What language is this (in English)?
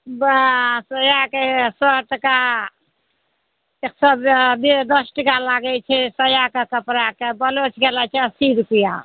Maithili